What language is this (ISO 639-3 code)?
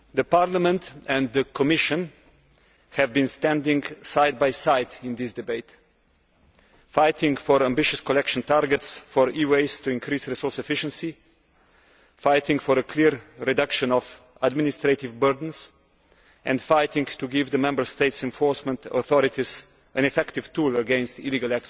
eng